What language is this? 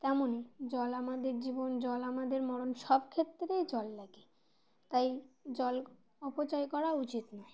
Bangla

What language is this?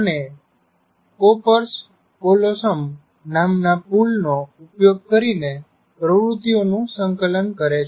Gujarati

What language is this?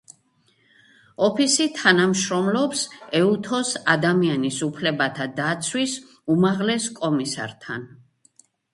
Georgian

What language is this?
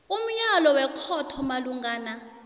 South Ndebele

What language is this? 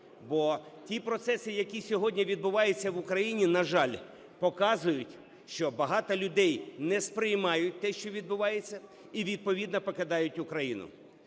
Ukrainian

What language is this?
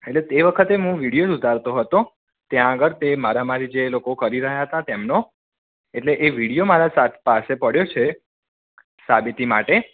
Gujarati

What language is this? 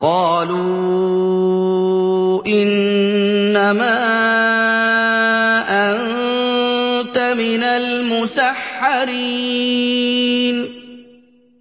Arabic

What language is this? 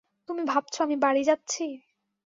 Bangla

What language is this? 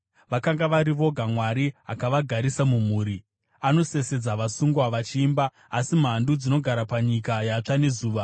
Shona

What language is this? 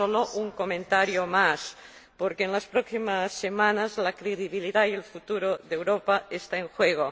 Spanish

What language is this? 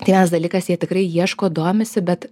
Lithuanian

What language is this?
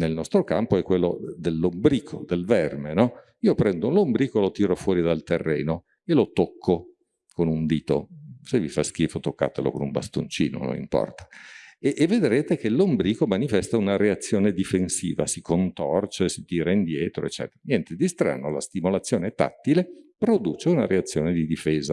Italian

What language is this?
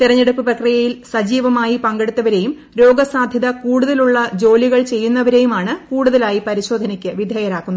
Malayalam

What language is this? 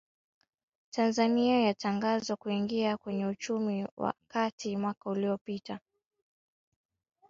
Swahili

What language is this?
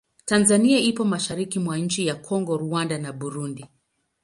Swahili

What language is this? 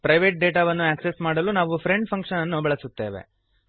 Kannada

